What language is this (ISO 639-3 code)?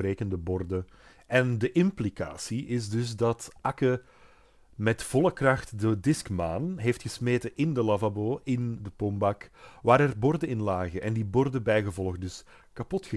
nld